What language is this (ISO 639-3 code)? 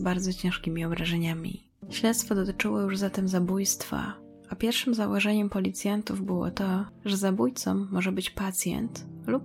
pol